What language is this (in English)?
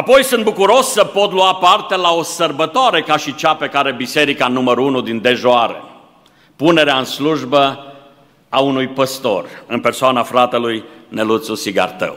Romanian